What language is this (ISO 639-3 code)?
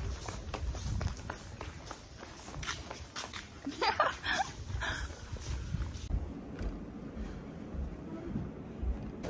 fas